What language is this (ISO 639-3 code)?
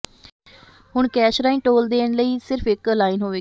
pan